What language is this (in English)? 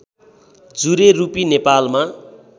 Nepali